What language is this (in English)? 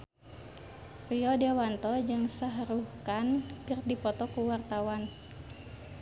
Sundanese